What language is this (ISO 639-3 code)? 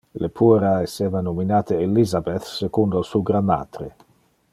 ina